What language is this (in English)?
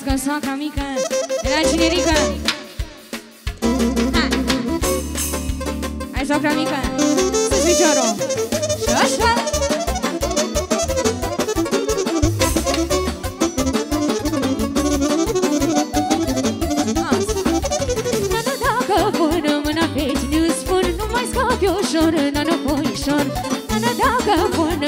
Romanian